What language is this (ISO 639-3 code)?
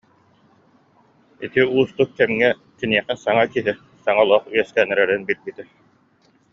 sah